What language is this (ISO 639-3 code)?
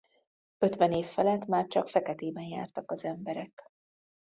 hun